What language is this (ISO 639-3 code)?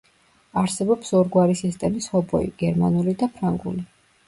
kat